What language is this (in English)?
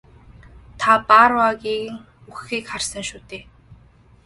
Mongolian